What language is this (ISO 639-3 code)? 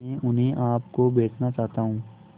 hin